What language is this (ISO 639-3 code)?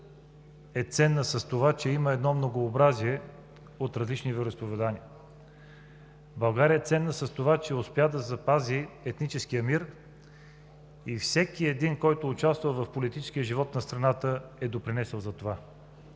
bul